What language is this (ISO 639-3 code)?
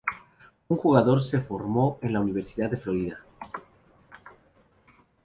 spa